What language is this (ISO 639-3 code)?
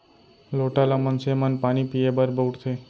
hne